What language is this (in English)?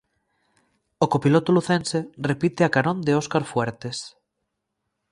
Galician